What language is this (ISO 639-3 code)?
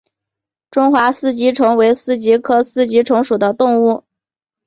zho